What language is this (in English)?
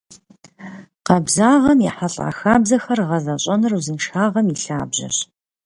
Kabardian